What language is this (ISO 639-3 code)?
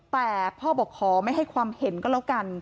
tha